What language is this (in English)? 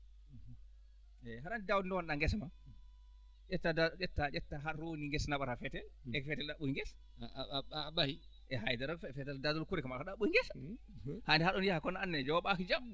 Fula